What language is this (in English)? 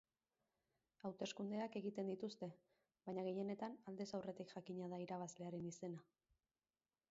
Basque